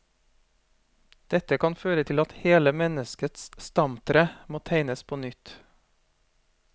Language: Norwegian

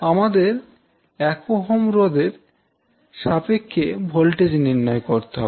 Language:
Bangla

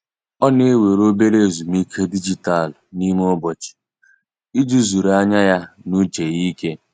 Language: Igbo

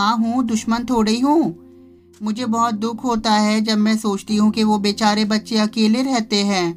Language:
Hindi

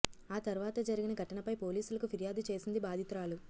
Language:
Telugu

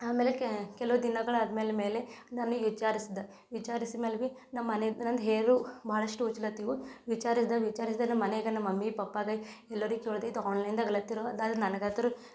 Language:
Kannada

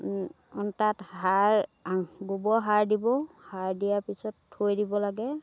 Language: Assamese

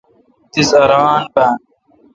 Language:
Kalkoti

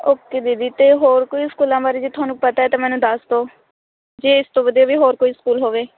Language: Punjabi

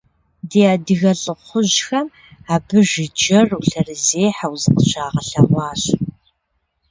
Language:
Kabardian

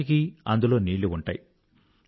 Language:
Telugu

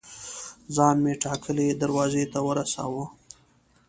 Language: Pashto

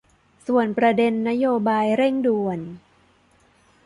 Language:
Thai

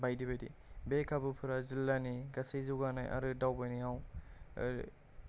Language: Bodo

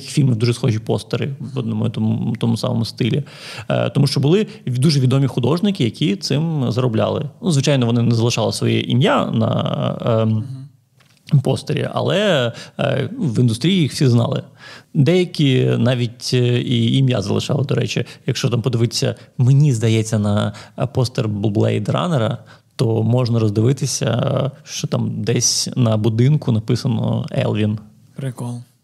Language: Ukrainian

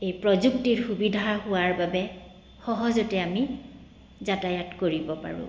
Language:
Assamese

